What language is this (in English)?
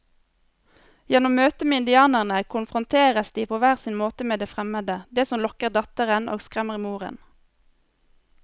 Norwegian